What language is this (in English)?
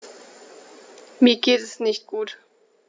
German